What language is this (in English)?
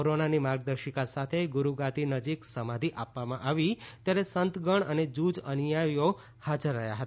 Gujarati